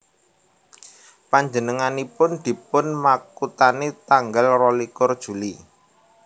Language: Javanese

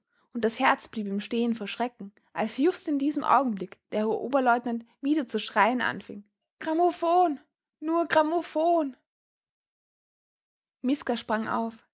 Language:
German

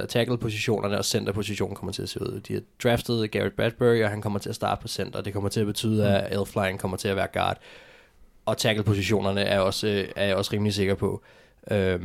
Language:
Danish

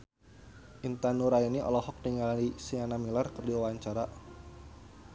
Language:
Sundanese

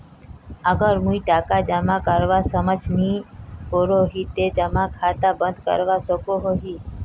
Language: Magahi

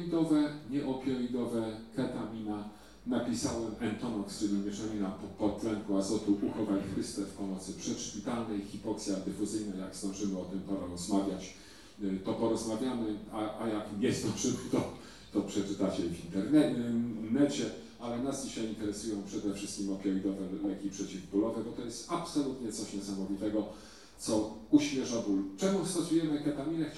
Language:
Polish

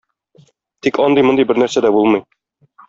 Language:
Tatar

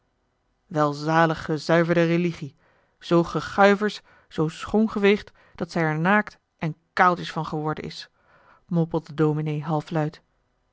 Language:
Dutch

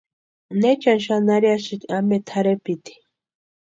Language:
Western Highland Purepecha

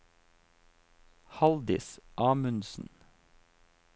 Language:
Norwegian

